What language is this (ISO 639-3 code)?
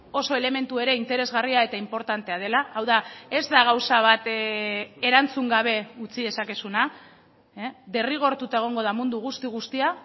eus